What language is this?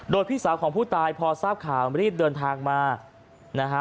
Thai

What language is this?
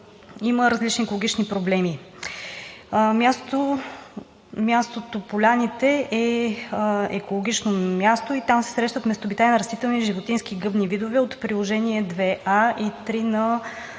Bulgarian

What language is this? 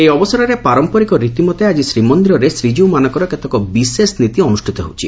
Odia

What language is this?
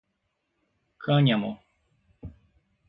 Portuguese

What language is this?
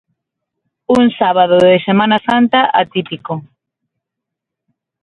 Galician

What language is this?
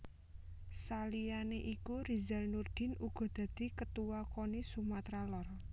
Javanese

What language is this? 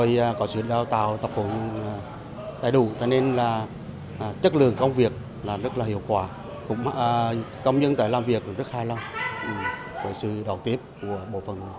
Vietnamese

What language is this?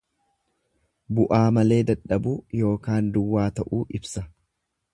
Oromo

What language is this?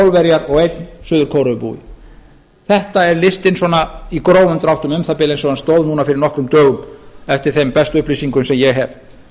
Icelandic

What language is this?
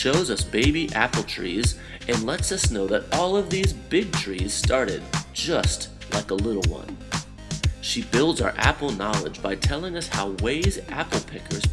English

